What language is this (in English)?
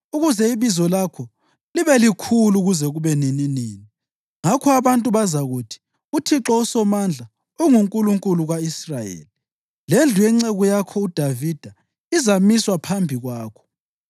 North Ndebele